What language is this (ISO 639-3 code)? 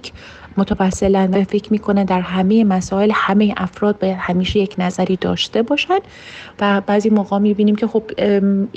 fas